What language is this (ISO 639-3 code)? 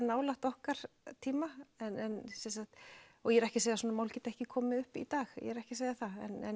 isl